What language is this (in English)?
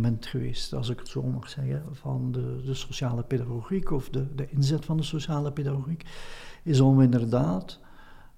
Dutch